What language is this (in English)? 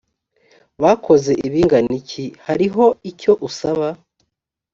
Kinyarwanda